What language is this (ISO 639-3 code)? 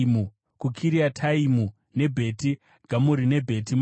sna